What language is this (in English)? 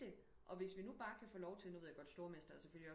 Danish